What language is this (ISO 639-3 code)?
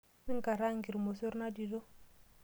mas